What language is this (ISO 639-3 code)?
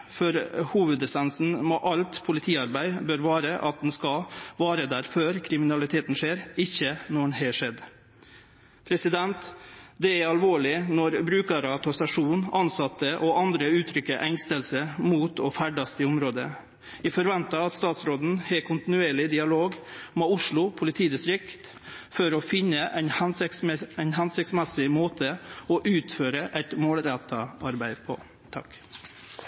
nno